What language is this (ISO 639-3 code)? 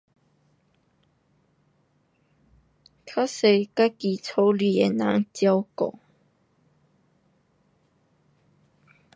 cpx